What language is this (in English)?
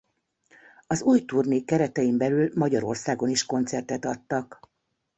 Hungarian